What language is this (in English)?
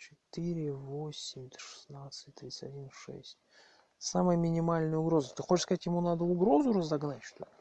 Russian